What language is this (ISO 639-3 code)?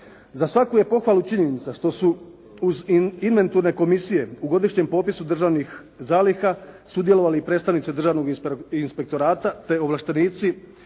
hrv